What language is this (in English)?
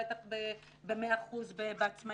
Hebrew